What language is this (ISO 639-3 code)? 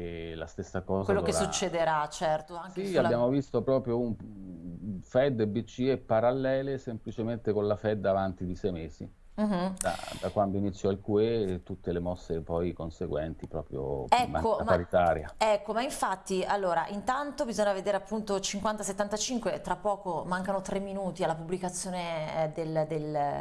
ita